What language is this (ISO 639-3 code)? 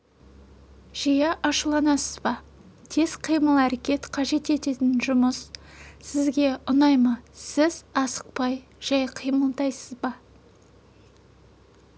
kaz